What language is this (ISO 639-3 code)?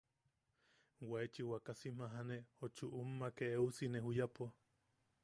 yaq